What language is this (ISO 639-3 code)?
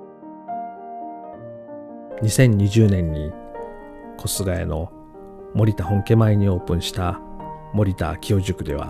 jpn